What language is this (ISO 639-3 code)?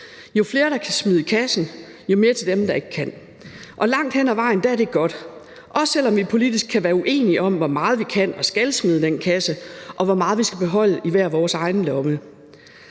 dan